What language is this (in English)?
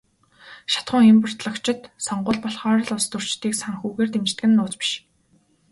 Mongolian